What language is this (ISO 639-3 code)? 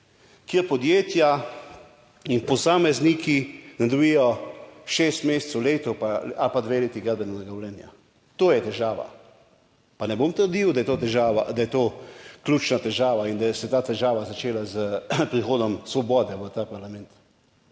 slv